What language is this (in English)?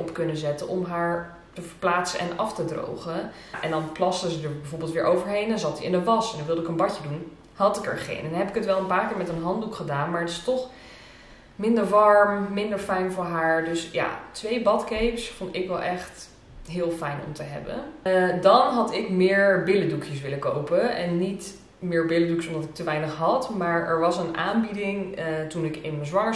Dutch